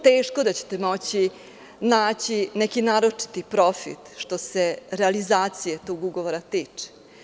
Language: Serbian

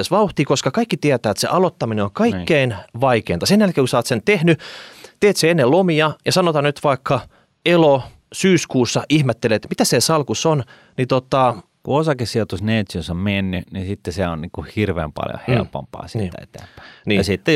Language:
Finnish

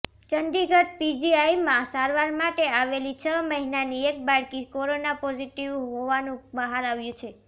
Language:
Gujarati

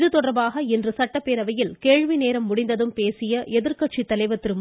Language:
Tamil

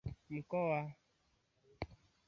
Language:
Swahili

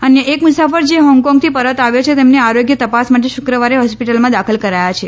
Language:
Gujarati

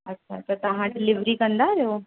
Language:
Sindhi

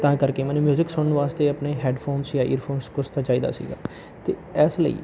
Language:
Punjabi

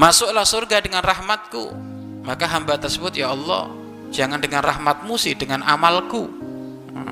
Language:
Indonesian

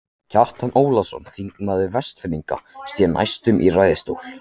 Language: Icelandic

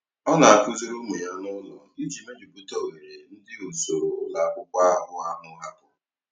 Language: Igbo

